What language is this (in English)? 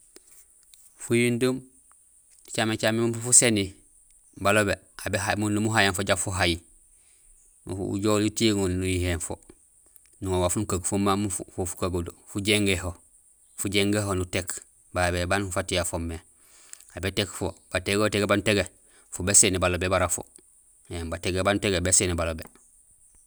Gusilay